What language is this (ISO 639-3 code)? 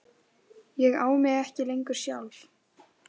isl